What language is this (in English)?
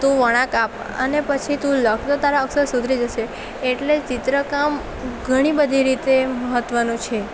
Gujarati